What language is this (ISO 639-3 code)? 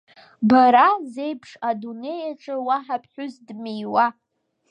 abk